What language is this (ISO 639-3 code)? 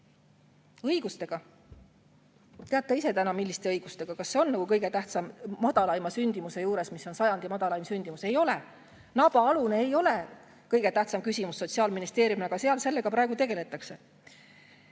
est